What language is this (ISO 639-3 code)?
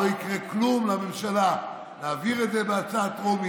heb